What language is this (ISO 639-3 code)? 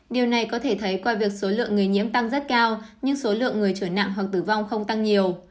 vie